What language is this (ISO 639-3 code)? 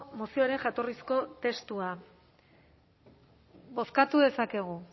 eus